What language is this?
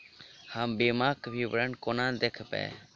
Maithili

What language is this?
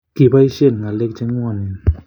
Kalenjin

